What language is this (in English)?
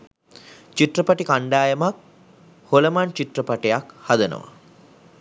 Sinhala